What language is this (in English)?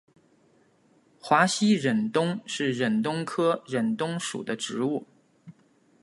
Chinese